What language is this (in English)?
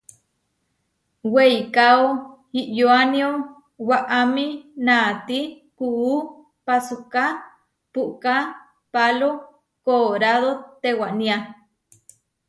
Huarijio